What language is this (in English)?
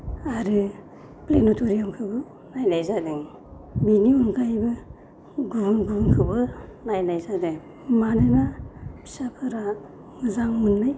Bodo